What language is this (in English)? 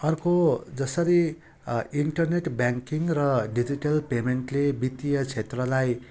Nepali